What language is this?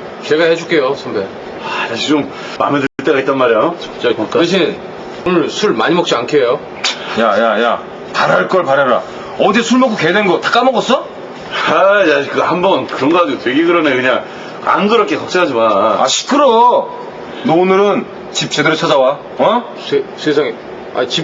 Korean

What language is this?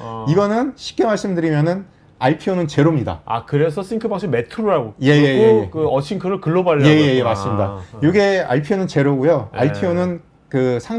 Korean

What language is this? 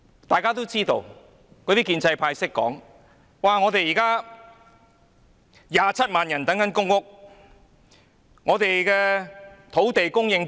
Cantonese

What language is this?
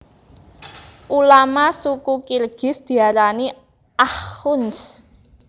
Javanese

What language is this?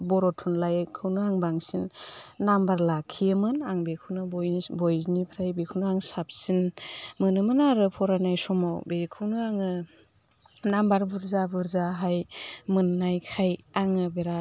Bodo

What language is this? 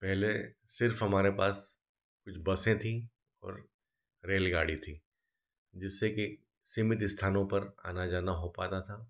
Hindi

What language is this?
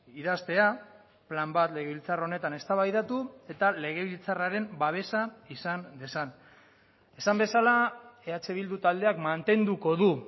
Basque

